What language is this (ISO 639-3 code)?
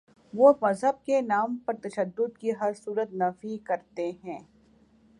urd